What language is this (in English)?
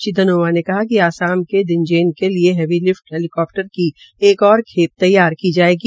Hindi